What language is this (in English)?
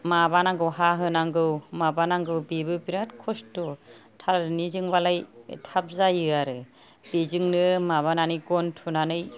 Bodo